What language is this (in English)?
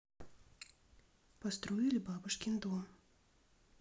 Russian